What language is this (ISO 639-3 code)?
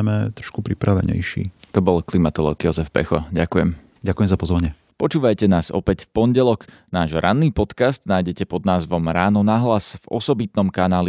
slk